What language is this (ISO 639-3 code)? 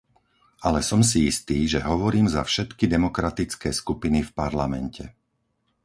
slk